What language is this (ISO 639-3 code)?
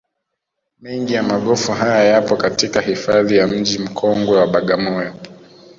swa